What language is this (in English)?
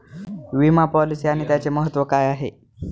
Marathi